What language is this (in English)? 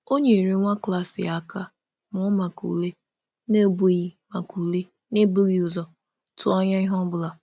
Igbo